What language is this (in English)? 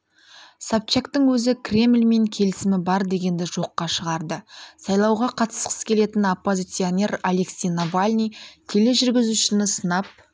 Kazakh